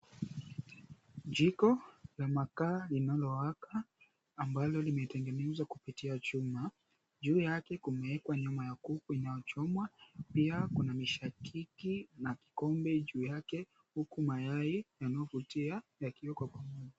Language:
Swahili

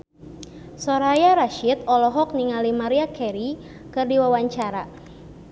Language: Sundanese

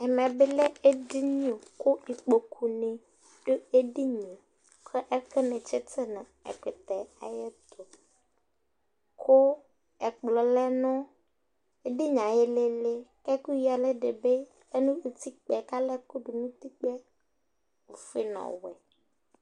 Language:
Ikposo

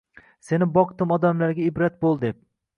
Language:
Uzbek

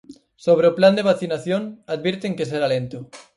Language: Galician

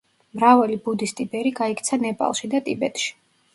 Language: Georgian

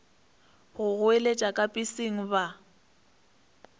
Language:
Northern Sotho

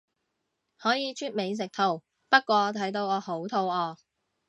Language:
Cantonese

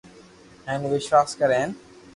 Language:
Loarki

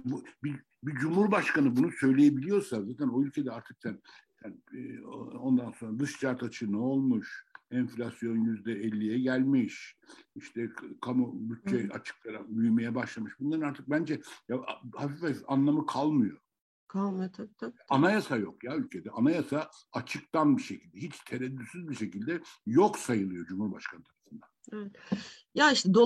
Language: Turkish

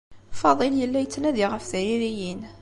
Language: Kabyle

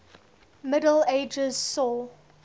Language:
English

